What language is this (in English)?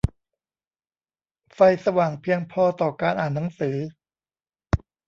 Thai